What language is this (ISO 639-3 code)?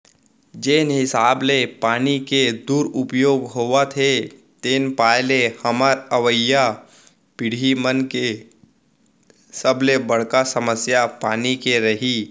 hne